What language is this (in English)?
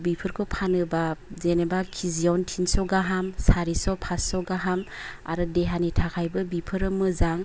Bodo